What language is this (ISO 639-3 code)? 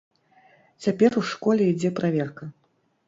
bel